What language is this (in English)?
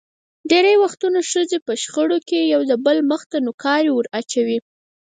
Pashto